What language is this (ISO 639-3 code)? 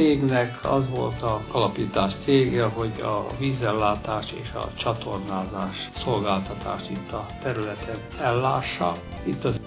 hun